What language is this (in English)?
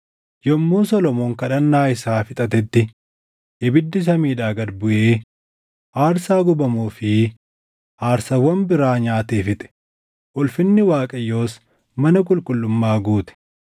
Oromo